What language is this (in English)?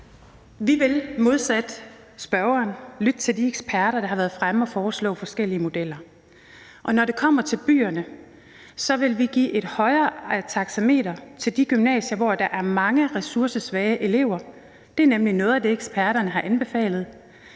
Danish